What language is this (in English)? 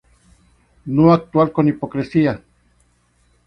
Spanish